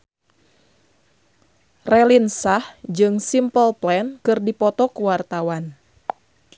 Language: Sundanese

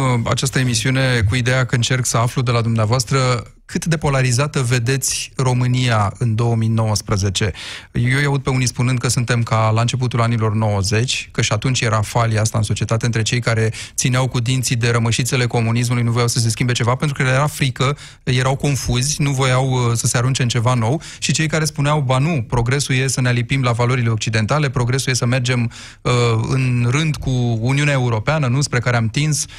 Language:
Romanian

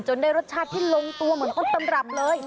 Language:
Thai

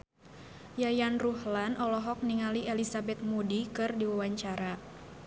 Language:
Sundanese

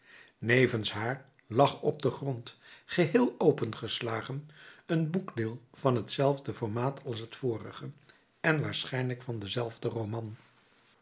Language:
Dutch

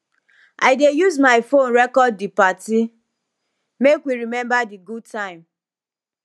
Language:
Nigerian Pidgin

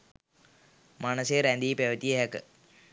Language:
Sinhala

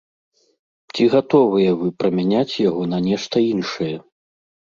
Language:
Belarusian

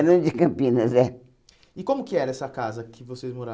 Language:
Portuguese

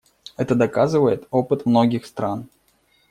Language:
Russian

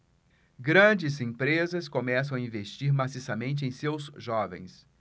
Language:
Portuguese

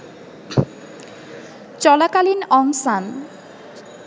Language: Bangla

